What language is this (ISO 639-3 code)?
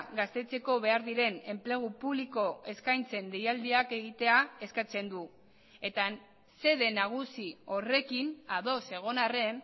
eus